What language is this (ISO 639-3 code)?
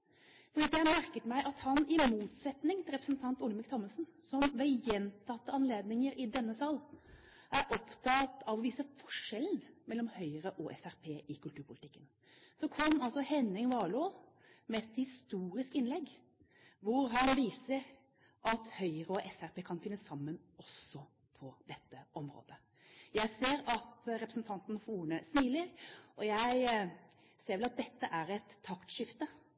nob